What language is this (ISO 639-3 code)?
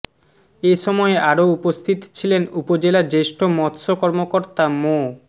ben